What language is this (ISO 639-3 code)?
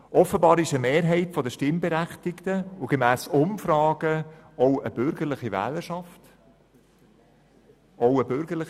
gsw